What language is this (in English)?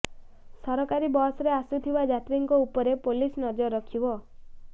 Odia